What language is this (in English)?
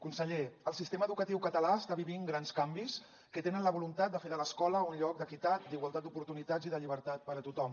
Catalan